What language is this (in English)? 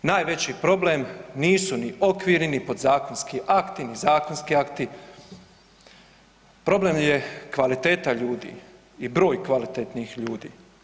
Croatian